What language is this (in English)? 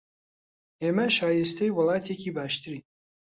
Central Kurdish